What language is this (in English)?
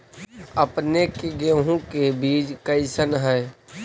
Magahi